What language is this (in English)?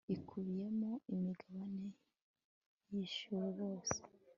Kinyarwanda